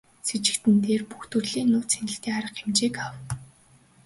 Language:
Mongolian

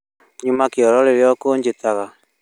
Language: Kikuyu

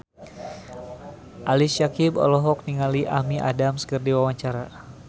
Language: Sundanese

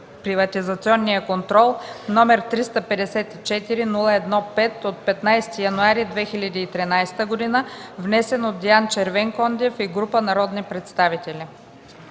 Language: Bulgarian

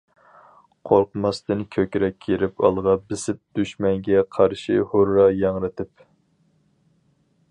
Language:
Uyghur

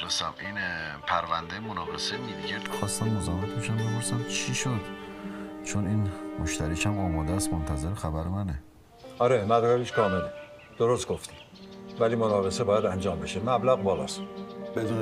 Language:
Persian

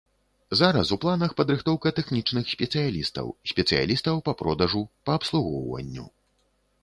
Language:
Belarusian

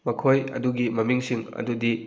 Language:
Manipuri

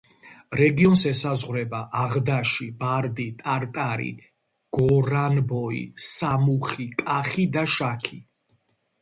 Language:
Georgian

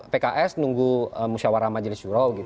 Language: Indonesian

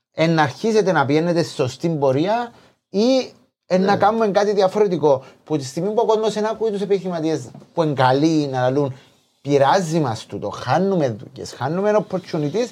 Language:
Greek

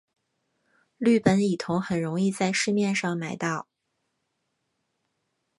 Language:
Chinese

